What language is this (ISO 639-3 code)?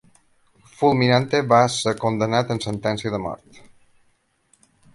cat